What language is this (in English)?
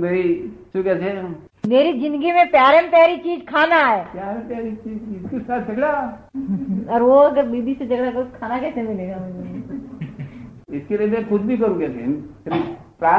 Gujarati